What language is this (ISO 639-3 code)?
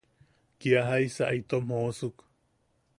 yaq